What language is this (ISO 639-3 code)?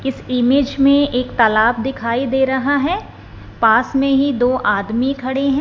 hin